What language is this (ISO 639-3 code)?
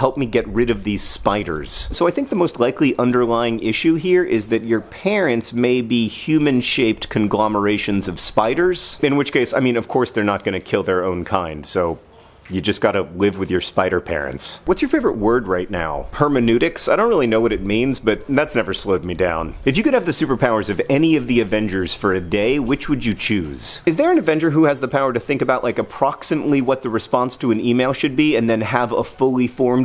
eng